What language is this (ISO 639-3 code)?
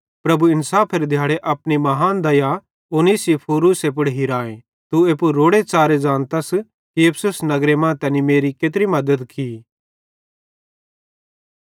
bhd